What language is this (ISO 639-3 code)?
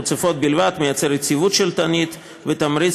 heb